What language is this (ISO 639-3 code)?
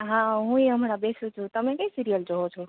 guj